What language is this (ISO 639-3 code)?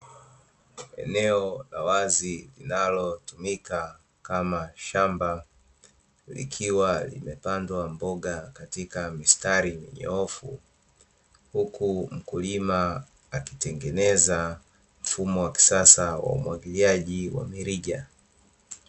swa